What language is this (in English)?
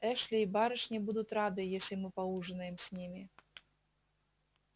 Russian